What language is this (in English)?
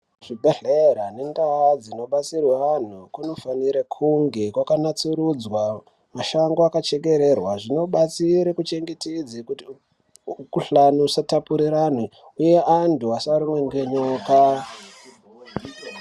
Ndau